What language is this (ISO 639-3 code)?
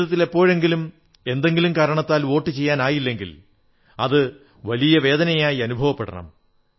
mal